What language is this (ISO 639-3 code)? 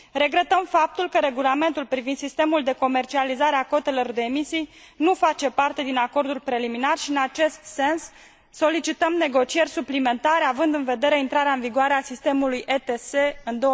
ron